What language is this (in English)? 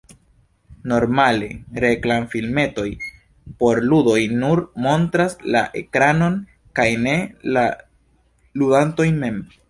Esperanto